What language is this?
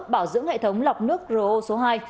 Vietnamese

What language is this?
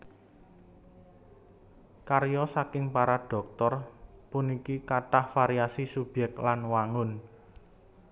Javanese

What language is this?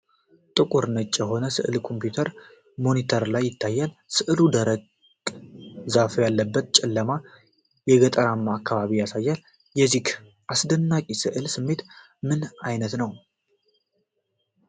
Amharic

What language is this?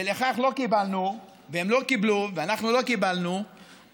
Hebrew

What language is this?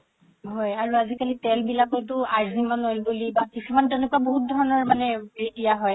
Assamese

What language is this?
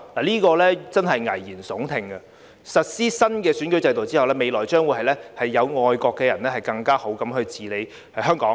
Cantonese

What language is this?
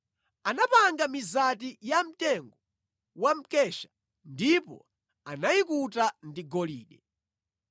Nyanja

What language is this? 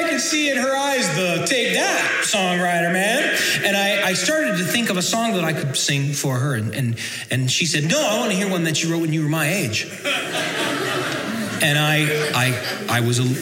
English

